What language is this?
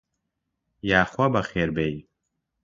Central Kurdish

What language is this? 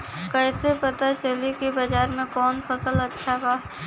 Bhojpuri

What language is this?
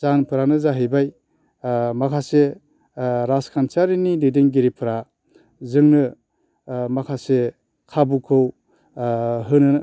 Bodo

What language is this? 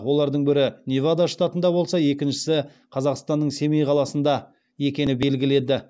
Kazakh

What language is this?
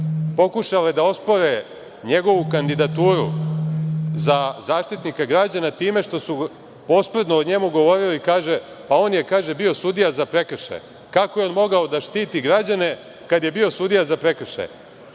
Serbian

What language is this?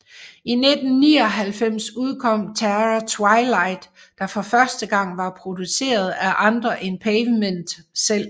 Danish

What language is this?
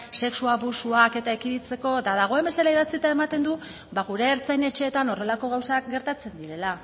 Basque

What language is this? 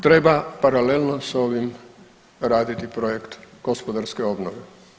Croatian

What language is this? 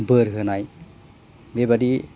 Bodo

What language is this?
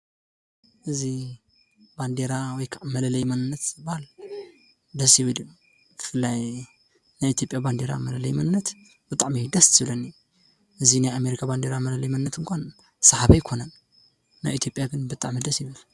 Tigrinya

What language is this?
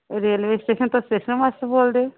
Punjabi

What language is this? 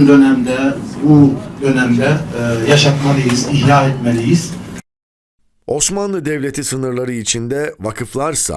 Turkish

